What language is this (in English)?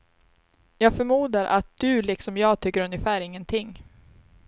Swedish